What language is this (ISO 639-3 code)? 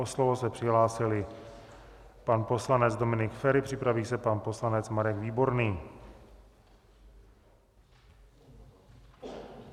ces